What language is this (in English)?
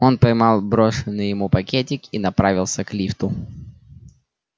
Russian